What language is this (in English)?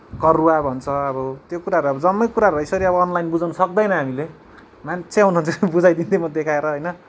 Nepali